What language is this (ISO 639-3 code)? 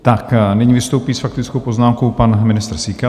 ces